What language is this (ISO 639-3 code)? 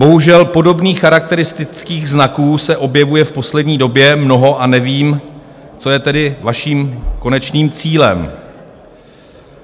ces